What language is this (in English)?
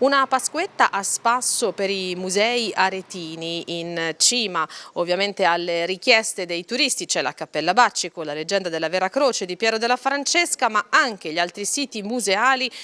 Italian